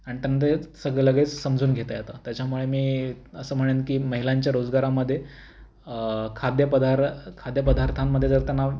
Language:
Marathi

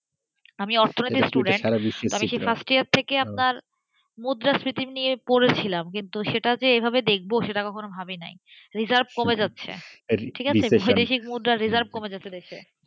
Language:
Bangla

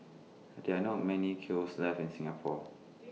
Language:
English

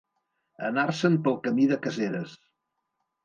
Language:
Catalan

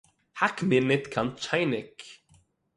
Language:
Yiddish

